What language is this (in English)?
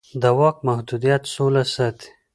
Pashto